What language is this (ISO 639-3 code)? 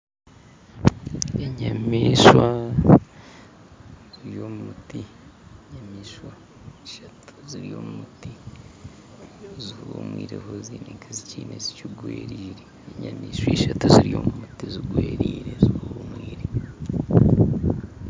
nyn